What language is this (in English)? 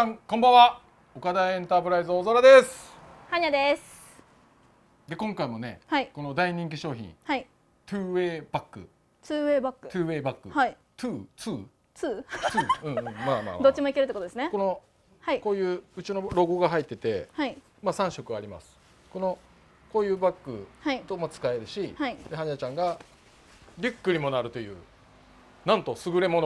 Japanese